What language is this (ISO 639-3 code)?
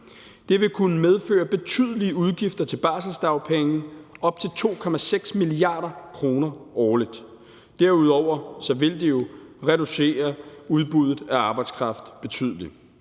dan